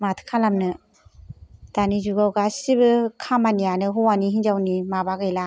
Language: Bodo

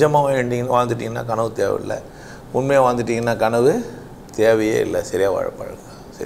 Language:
Vietnamese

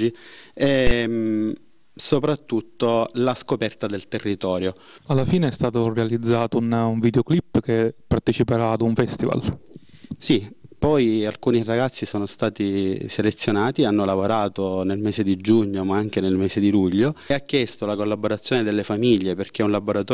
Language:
Italian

